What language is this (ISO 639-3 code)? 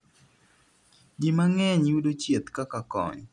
luo